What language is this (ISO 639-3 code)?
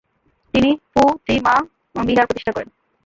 ben